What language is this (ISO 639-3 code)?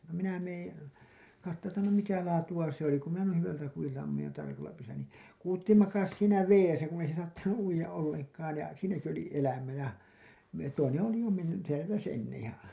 fin